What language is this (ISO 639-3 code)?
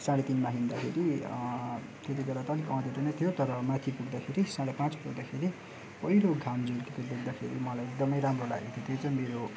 nep